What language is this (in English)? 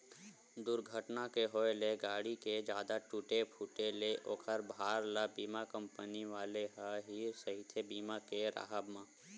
Chhattisgarhi